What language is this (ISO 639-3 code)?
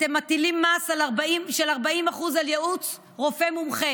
heb